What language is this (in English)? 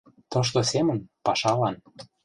Mari